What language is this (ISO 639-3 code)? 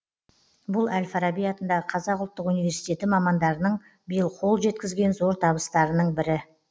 kaz